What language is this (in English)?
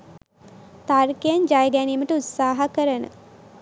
Sinhala